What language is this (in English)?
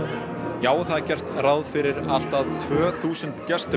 Icelandic